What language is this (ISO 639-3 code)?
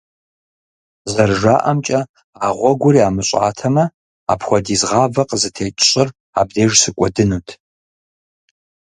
kbd